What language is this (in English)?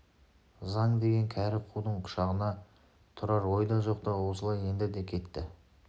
Kazakh